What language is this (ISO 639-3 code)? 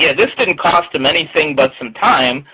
eng